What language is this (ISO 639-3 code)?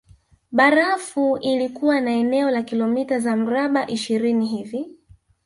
swa